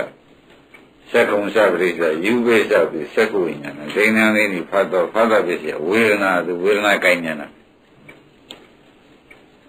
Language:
Indonesian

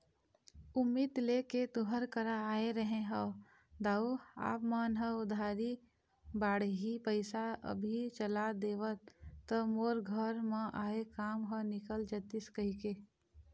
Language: Chhattisgarhi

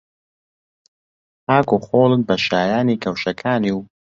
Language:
Central Kurdish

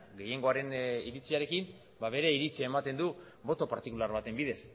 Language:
Basque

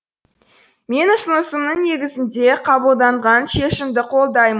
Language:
Kazakh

